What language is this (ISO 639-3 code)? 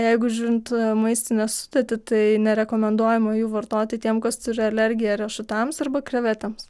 lit